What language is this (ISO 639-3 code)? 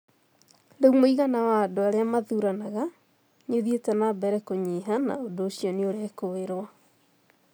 kik